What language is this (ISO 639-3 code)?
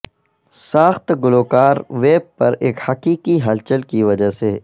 urd